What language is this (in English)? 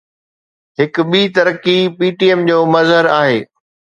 Sindhi